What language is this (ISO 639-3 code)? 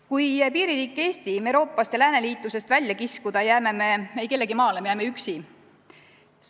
est